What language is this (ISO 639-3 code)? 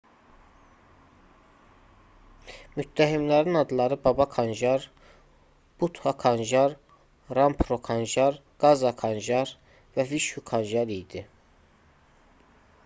aze